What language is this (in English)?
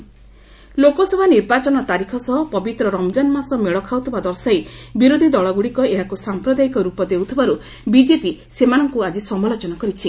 Odia